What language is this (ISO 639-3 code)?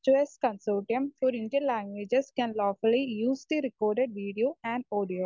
mal